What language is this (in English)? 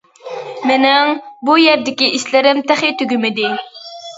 Uyghur